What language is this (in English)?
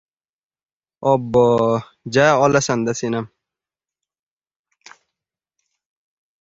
Uzbek